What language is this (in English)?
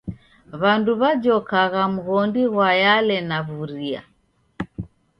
Taita